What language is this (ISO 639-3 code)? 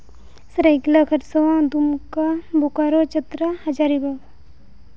sat